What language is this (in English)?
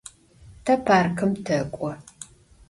Adyghe